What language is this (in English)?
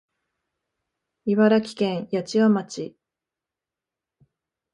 Japanese